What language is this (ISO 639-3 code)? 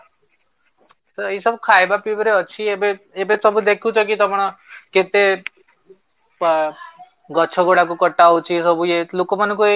ori